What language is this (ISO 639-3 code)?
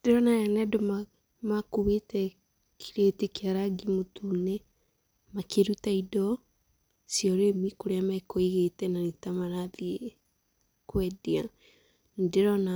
kik